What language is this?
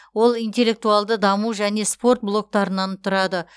Kazakh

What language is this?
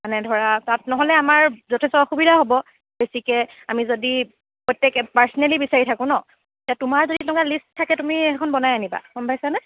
Assamese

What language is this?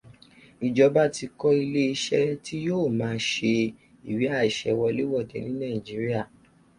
Yoruba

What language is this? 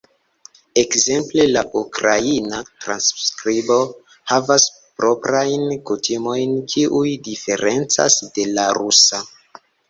Esperanto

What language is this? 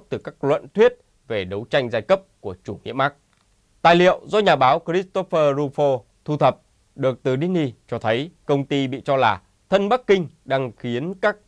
Vietnamese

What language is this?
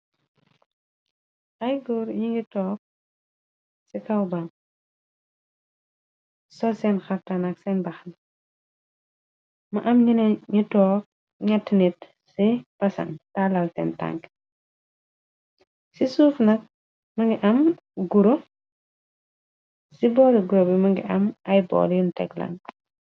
Wolof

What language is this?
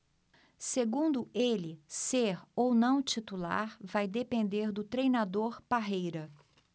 Portuguese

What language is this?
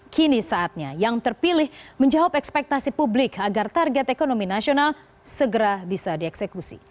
Indonesian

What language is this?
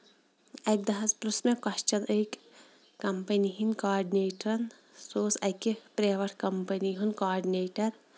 Kashmiri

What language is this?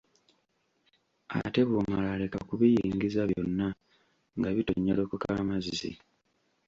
Ganda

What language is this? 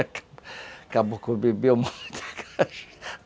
Portuguese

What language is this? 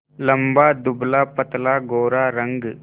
Hindi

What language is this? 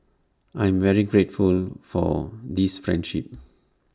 English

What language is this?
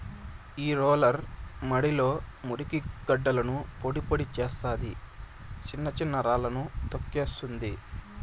Telugu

